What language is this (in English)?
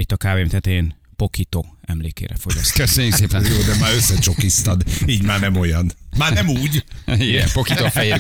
Hungarian